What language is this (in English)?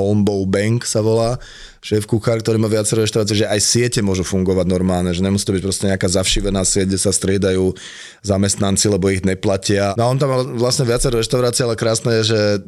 Slovak